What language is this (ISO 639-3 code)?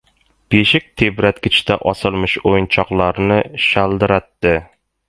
uzb